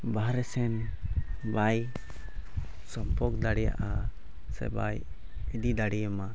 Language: Santali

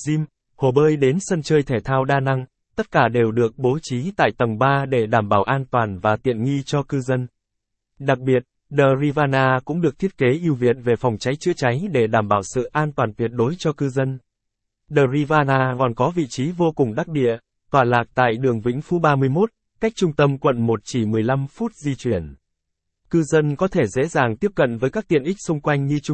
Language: Vietnamese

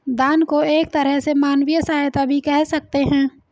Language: Hindi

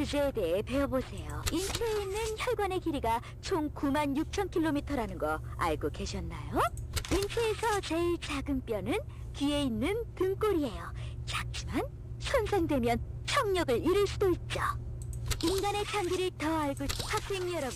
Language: Korean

